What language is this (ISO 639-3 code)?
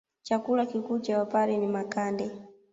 swa